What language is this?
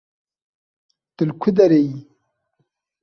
Kurdish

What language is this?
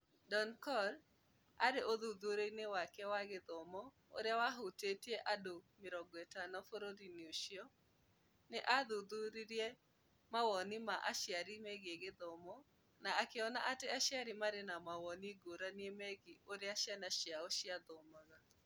Kikuyu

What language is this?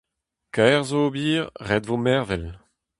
Breton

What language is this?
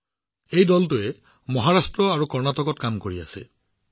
Assamese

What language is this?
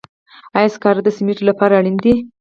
Pashto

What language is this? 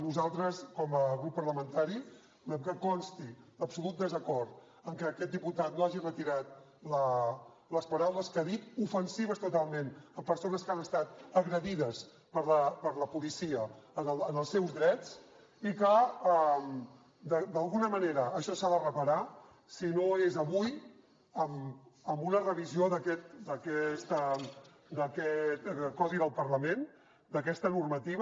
Catalan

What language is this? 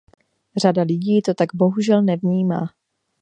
Czech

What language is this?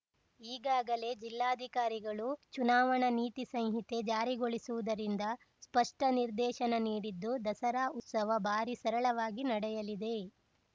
Kannada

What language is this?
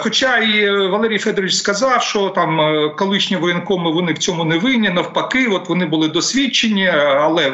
Ukrainian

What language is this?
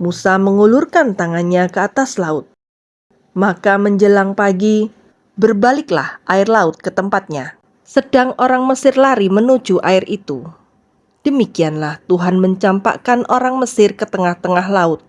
Indonesian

